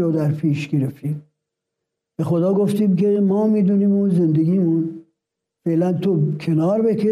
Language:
Persian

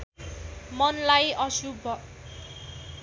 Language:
Nepali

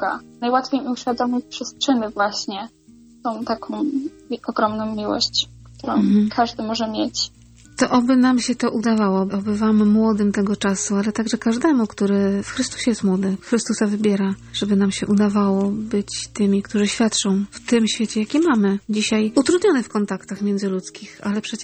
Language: Polish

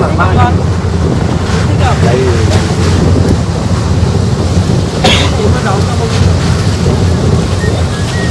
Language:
Vietnamese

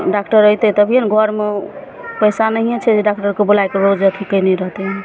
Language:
Maithili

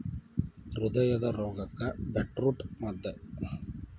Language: Kannada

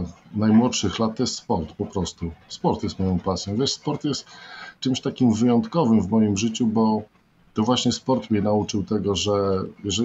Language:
Polish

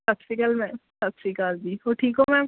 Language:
Punjabi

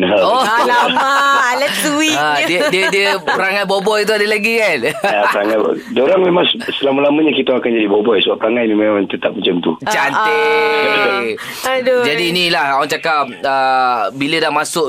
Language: Malay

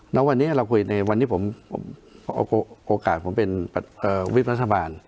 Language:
Thai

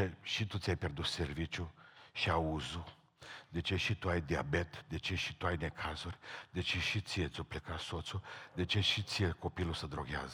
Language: Romanian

